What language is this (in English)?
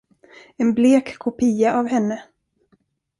Swedish